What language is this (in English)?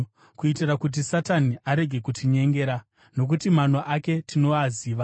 Shona